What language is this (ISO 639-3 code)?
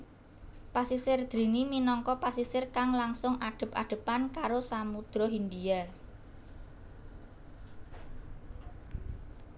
jav